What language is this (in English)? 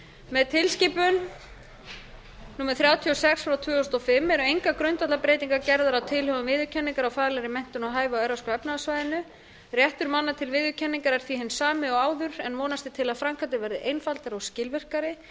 Icelandic